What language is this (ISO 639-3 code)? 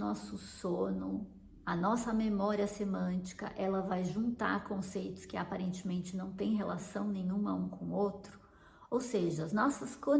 por